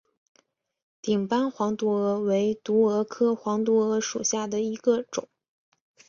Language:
Chinese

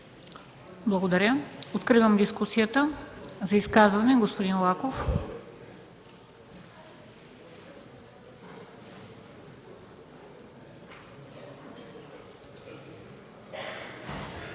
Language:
Bulgarian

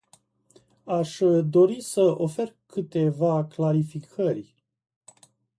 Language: Romanian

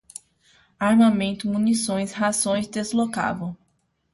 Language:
Portuguese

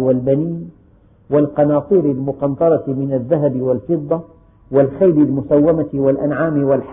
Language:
Arabic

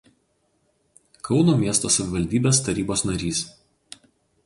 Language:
Lithuanian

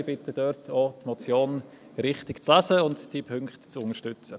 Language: Swiss German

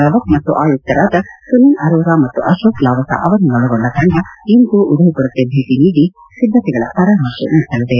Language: Kannada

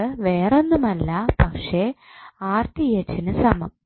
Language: Malayalam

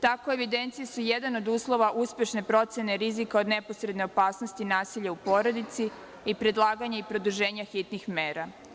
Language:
Serbian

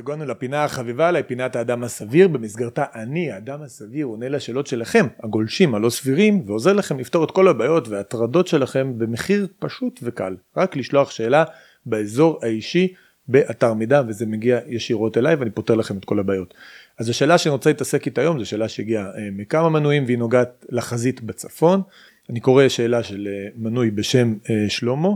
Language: Hebrew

